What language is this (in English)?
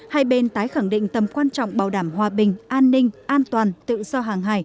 Vietnamese